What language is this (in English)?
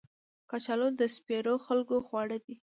Pashto